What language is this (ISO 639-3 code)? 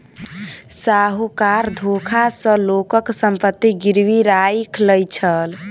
mai